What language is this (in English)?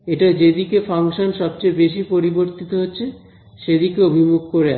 Bangla